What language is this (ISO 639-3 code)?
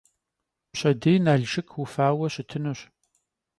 kbd